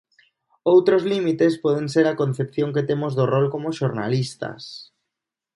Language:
Galician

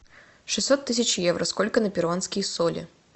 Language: Russian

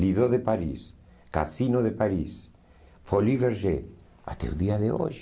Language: Portuguese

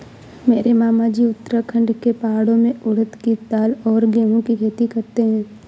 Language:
Hindi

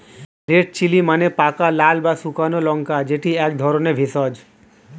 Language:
Bangla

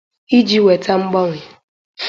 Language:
Igbo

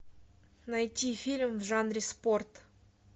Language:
Russian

